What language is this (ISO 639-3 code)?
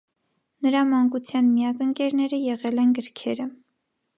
hye